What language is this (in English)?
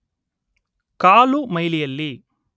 Kannada